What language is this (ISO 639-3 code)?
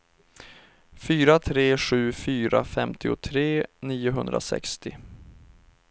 swe